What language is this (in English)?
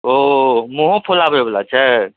Maithili